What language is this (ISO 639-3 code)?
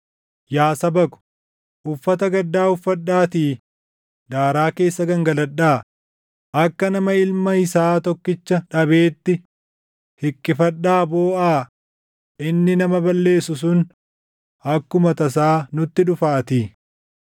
orm